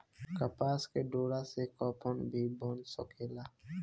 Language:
Bhojpuri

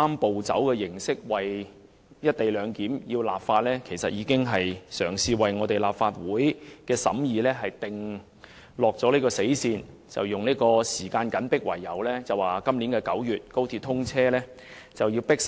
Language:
Cantonese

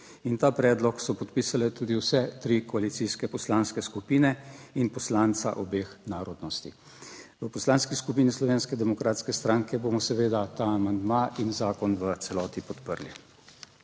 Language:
Slovenian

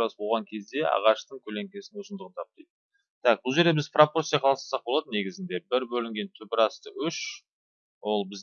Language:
Turkish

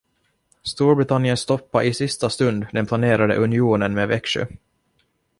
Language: Swedish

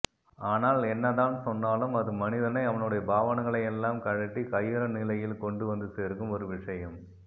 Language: Tamil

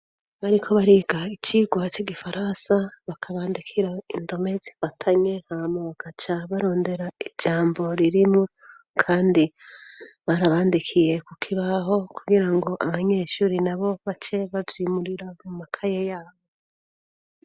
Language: Rundi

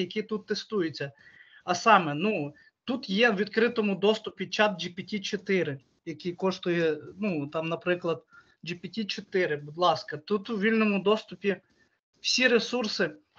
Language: Ukrainian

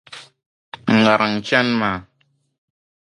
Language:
Dagbani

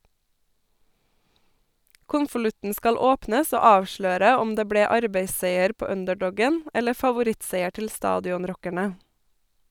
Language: Norwegian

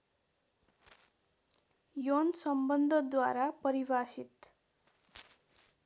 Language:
Nepali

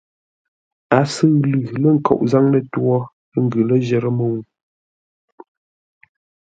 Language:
Ngombale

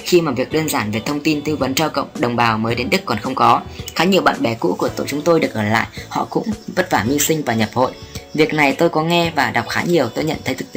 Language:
Vietnamese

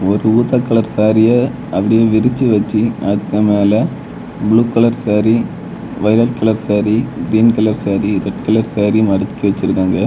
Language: Tamil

